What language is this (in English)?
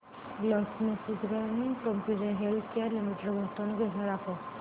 Marathi